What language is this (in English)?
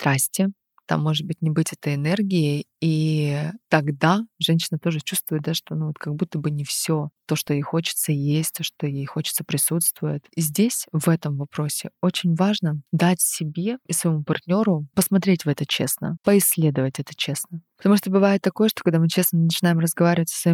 Russian